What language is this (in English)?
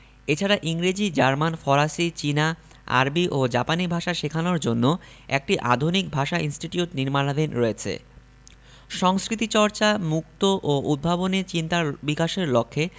Bangla